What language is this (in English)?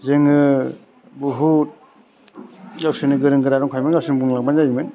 Bodo